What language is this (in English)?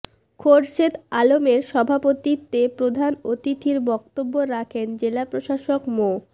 Bangla